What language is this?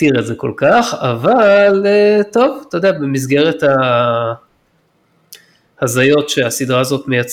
Hebrew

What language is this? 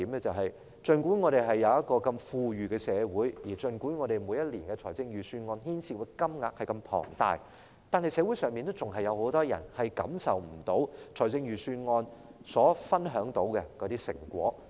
Cantonese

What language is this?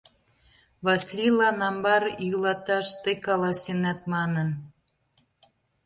Mari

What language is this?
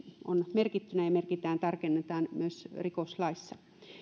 Finnish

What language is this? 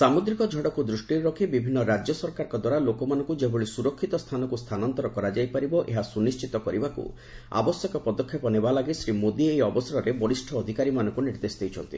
Odia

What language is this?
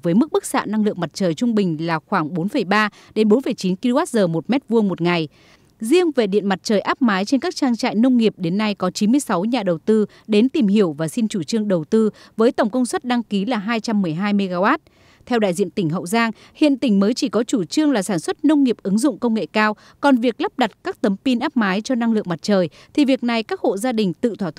Vietnamese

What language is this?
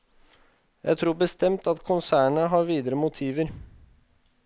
Norwegian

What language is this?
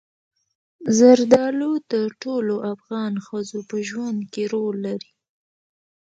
Pashto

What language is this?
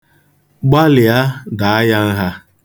Igbo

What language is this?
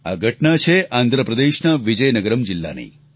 Gujarati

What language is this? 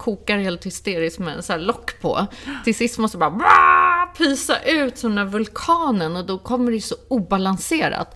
Swedish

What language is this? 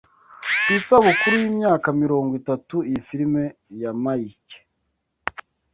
Kinyarwanda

